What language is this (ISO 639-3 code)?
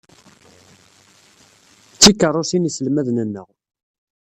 kab